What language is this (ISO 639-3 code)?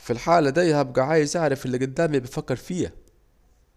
aec